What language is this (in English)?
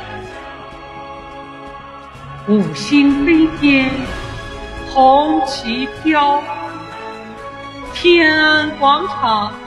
Chinese